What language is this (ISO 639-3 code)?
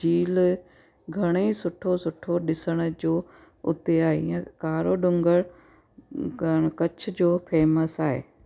snd